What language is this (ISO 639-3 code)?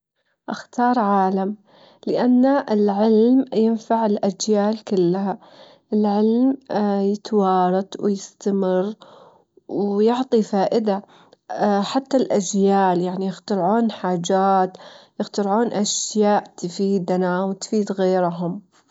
afb